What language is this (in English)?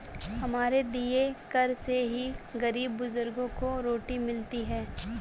Hindi